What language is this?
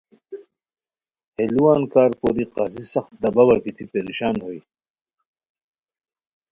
Khowar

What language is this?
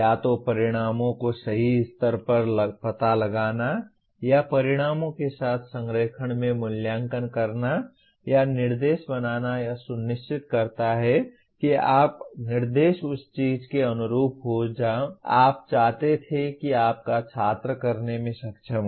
Hindi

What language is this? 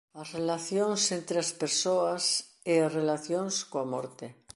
Galician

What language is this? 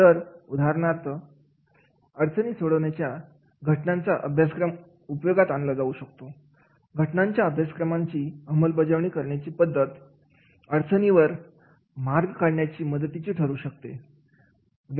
Marathi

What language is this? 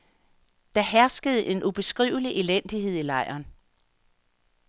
Danish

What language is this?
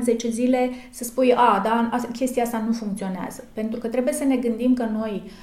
Romanian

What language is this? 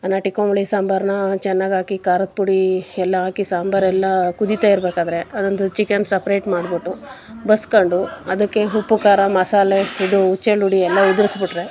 Kannada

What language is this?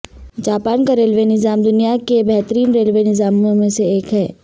Urdu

